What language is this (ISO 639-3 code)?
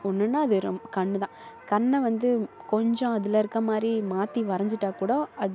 tam